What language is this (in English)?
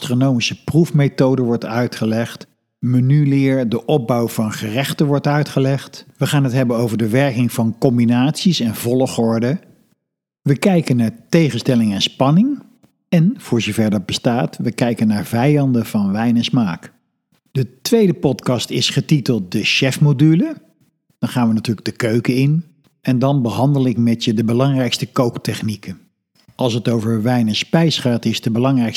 Dutch